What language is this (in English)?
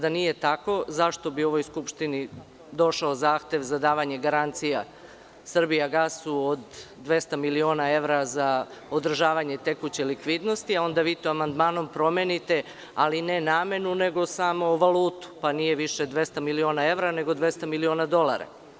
Serbian